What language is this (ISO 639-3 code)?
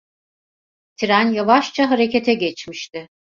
tur